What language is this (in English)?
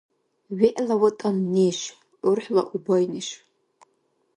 Dargwa